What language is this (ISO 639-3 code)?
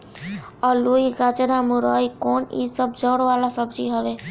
bho